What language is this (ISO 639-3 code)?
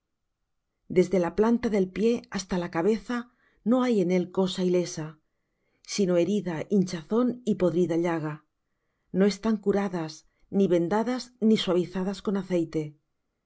spa